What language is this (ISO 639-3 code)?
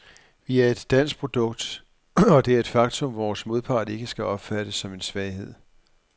dan